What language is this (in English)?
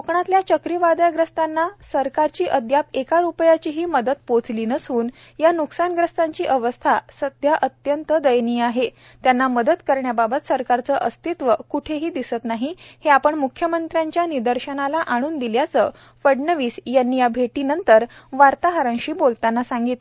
Marathi